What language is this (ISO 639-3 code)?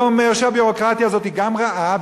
heb